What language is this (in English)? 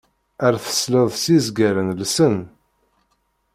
Kabyle